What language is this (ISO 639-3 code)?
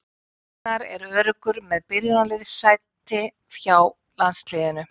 isl